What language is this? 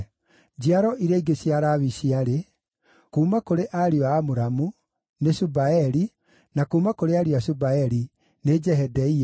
Kikuyu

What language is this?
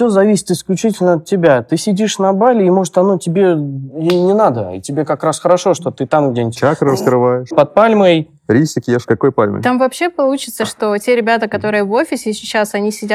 Russian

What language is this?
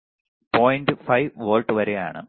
Malayalam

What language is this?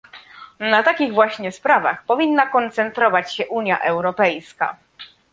Polish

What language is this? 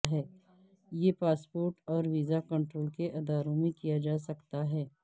Urdu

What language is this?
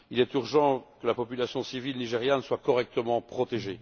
French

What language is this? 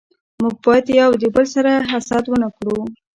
Pashto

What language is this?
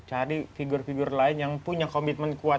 Indonesian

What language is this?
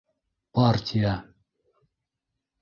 Bashkir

